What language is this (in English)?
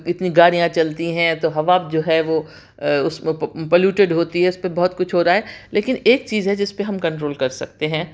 Urdu